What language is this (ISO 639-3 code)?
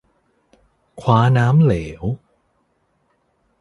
tha